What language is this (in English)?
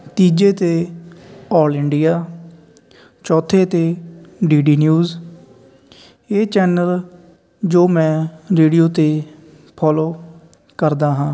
Punjabi